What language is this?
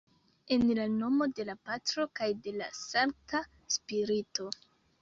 Esperanto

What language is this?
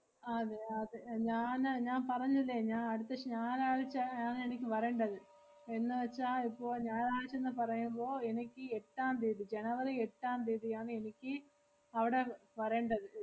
Malayalam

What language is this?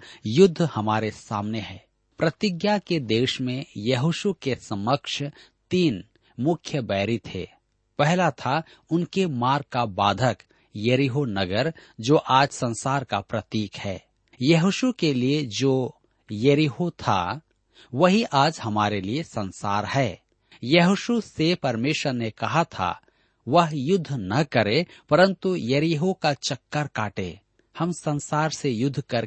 Hindi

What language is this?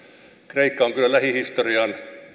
Finnish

